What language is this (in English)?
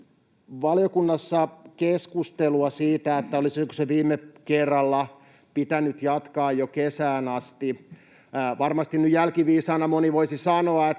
Finnish